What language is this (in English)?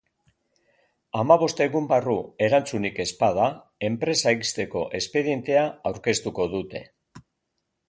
Basque